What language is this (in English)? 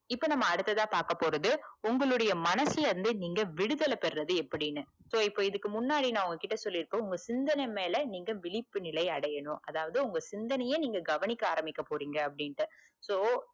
Tamil